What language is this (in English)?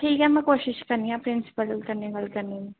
Dogri